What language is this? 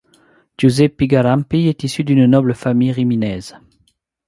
French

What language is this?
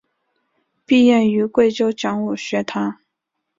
Chinese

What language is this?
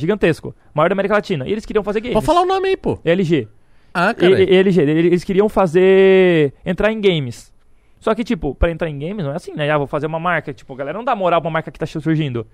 Portuguese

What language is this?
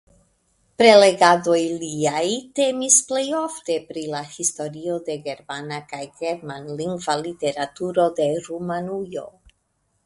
Esperanto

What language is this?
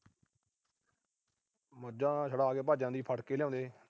Punjabi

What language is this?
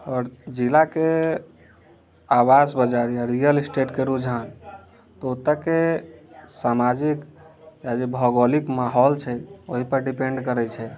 Maithili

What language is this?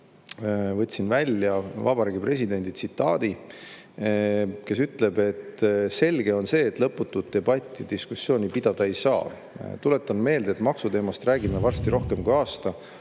Estonian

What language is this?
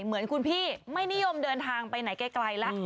Thai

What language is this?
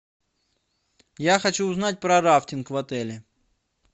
Russian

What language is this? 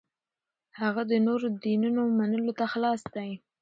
Pashto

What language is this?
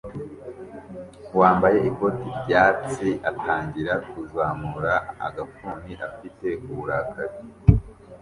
Kinyarwanda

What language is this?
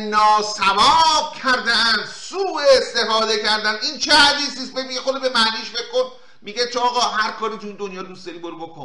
Persian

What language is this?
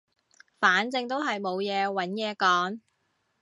Cantonese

